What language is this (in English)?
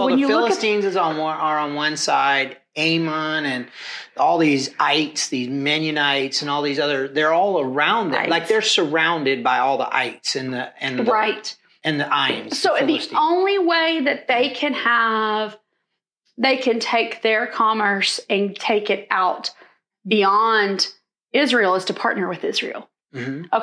English